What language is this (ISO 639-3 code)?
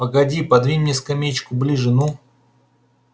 rus